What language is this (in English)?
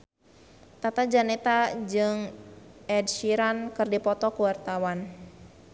Sundanese